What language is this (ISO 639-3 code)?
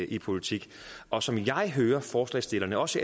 dan